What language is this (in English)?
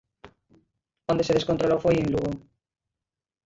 Galician